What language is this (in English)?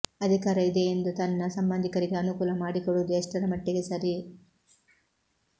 Kannada